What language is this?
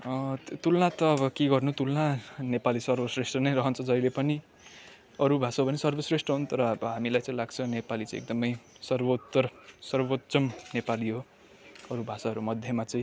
Nepali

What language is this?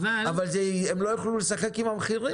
Hebrew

